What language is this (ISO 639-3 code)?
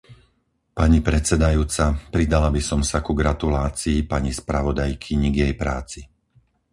slk